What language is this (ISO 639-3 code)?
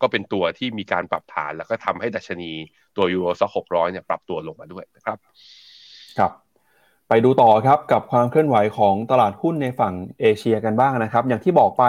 tha